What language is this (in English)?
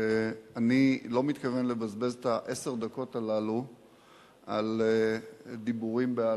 Hebrew